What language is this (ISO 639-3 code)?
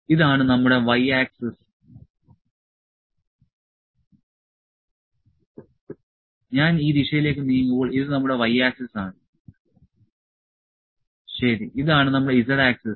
mal